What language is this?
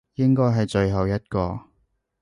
Cantonese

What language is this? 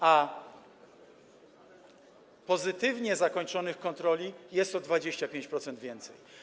Polish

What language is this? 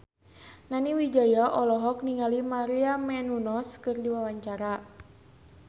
Sundanese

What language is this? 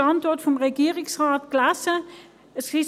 Swiss German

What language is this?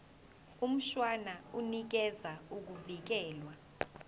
Zulu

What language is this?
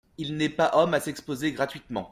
French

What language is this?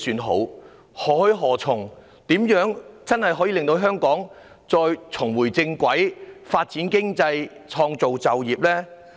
Cantonese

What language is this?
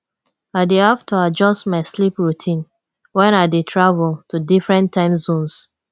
Nigerian Pidgin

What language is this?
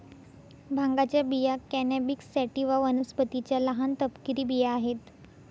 Marathi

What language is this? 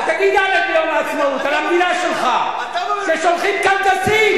Hebrew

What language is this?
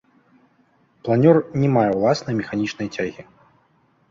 Belarusian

